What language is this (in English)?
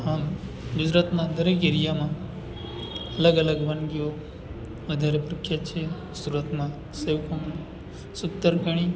Gujarati